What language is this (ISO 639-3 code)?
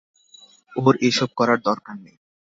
ben